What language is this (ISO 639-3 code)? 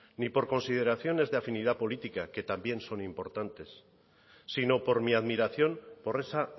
spa